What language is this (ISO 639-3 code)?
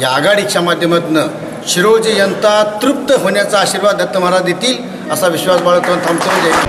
mar